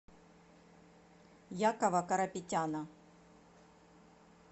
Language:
Russian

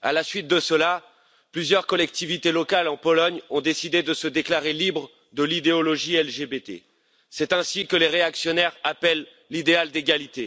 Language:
French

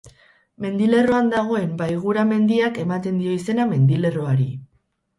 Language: Basque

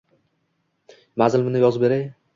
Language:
Uzbek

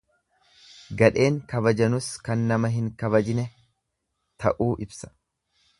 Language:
Oromo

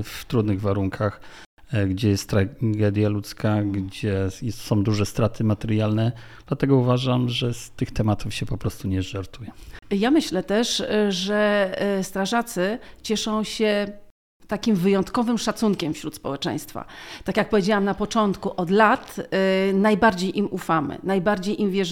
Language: Polish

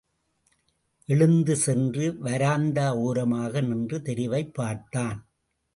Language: Tamil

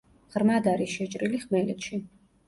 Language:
Georgian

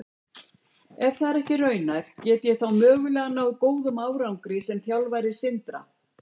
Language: Icelandic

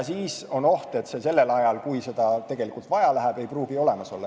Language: Estonian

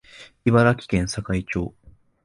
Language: Japanese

